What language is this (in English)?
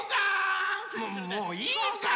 Japanese